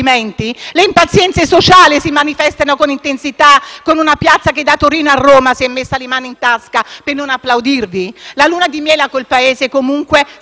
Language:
Italian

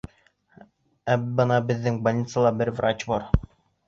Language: Bashkir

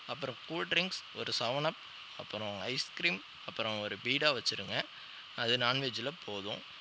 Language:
Tamil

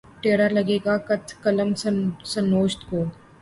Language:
Urdu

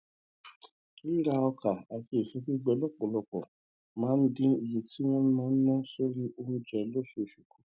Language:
Yoruba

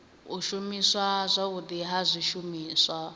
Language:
Venda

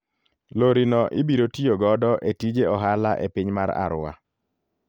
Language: Luo (Kenya and Tanzania)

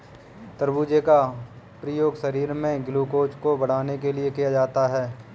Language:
Hindi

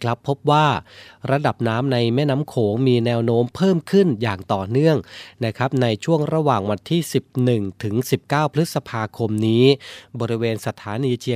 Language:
Thai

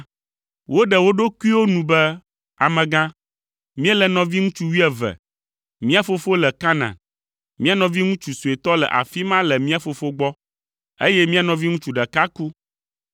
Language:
Ewe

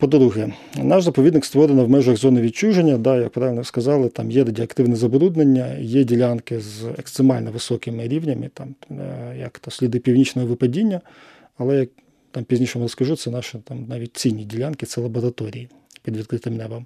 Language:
Ukrainian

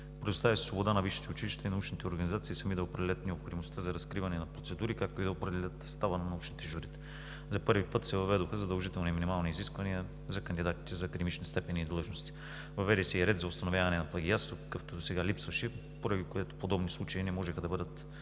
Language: Bulgarian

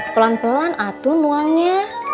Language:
Indonesian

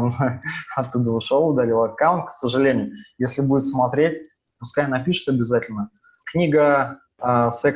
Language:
Russian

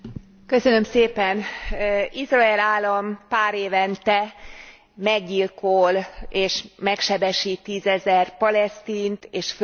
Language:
Hungarian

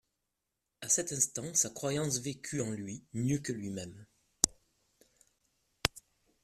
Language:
French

